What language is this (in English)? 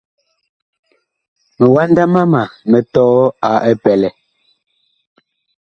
Bakoko